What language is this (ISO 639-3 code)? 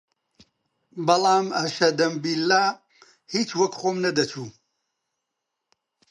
ckb